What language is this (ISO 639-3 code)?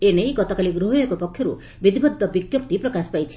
ori